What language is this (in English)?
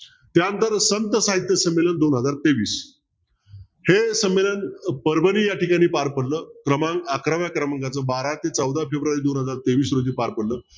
Marathi